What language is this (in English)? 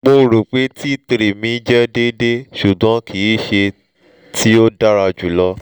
Yoruba